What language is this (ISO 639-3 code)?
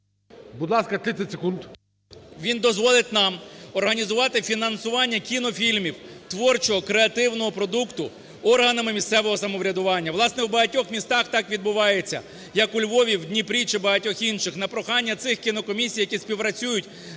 ukr